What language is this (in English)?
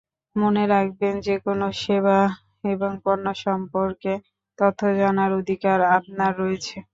Bangla